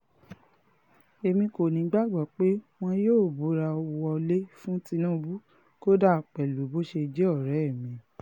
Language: Yoruba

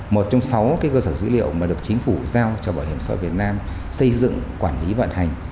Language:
Vietnamese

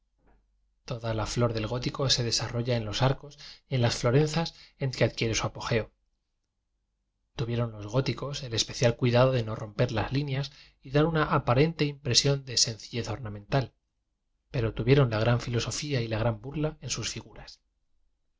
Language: Spanish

